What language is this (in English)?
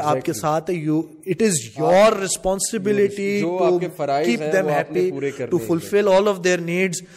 Urdu